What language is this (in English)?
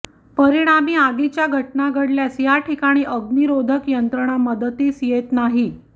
Marathi